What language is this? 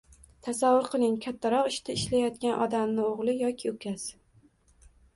Uzbek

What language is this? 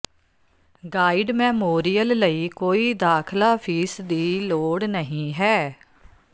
Punjabi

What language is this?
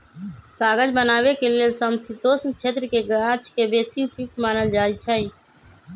Magahi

